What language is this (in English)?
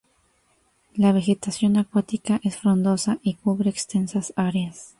Spanish